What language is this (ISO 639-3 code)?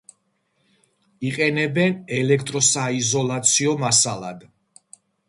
kat